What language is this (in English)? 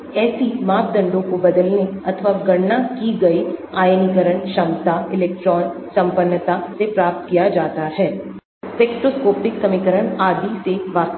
Hindi